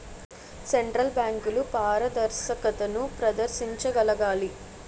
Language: Telugu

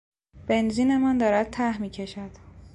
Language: Persian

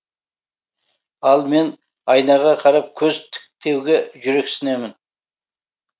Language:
Kazakh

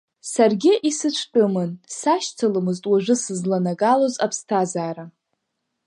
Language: Abkhazian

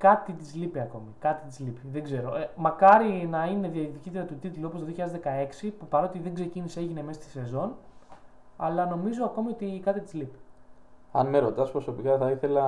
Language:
Greek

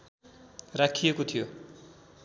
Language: Nepali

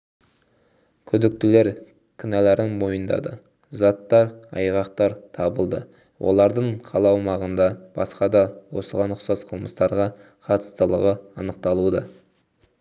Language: Kazakh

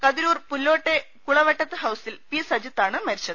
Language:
Malayalam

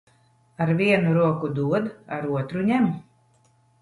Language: Latvian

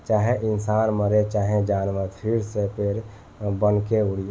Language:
Bhojpuri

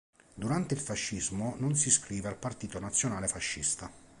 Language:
Italian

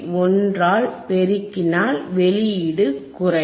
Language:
Tamil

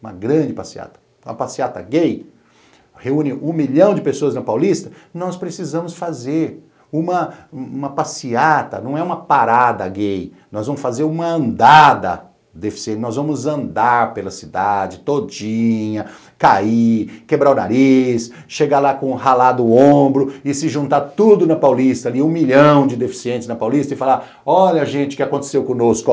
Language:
Portuguese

